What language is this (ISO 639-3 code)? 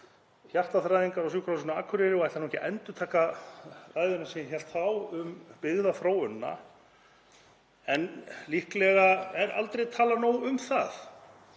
isl